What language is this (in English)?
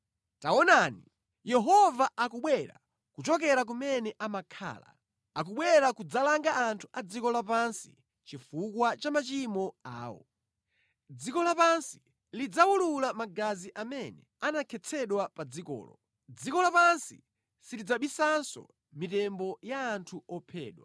Nyanja